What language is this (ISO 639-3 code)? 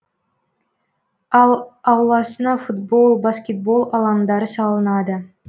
kaz